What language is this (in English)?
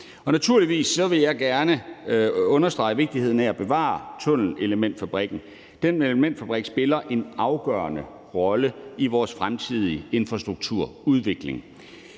Danish